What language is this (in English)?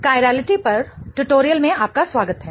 Hindi